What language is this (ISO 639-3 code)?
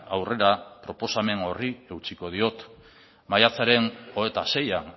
eus